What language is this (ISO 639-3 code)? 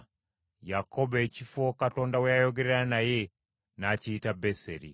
lug